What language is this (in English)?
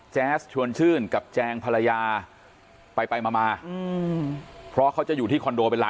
Thai